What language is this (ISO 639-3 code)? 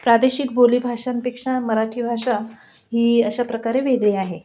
mar